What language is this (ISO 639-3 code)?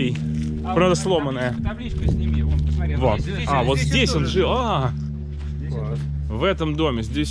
rus